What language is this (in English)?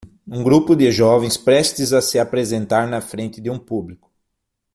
Portuguese